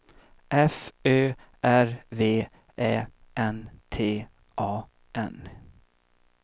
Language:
Swedish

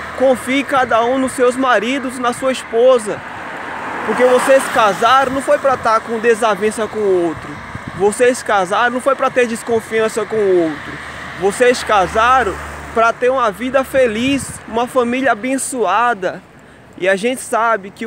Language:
Portuguese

